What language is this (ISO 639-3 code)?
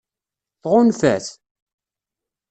kab